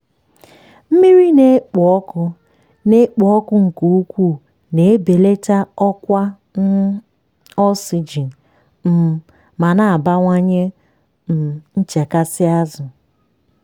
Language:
Igbo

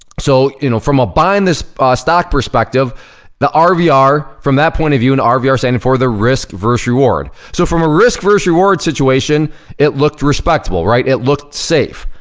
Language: English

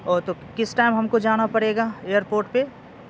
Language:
Urdu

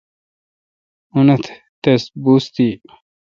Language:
Kalkoti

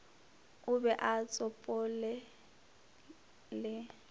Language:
Northern Sotho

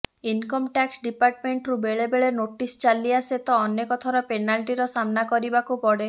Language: Odia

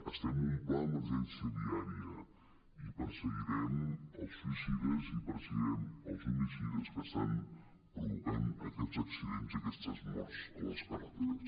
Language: Catalan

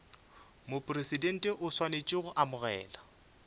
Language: Northern Sotho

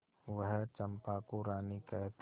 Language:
Hindi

